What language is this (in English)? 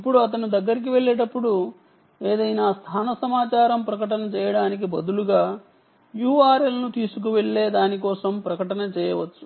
Telugu